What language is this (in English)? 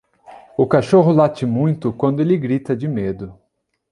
Portuguese